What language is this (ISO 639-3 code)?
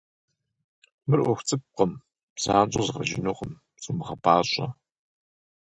kbd